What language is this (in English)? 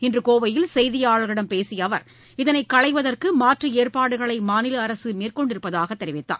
Tamil